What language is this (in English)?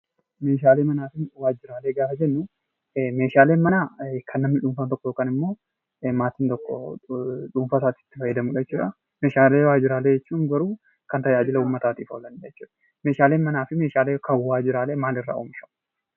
Oromo